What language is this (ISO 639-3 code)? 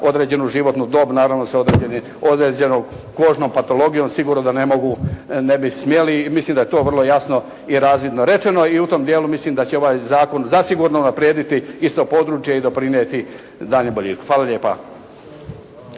hrv